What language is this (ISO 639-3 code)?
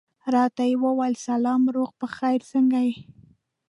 pus